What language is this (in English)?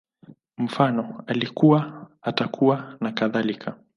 Swahili